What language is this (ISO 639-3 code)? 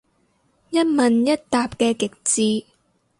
yue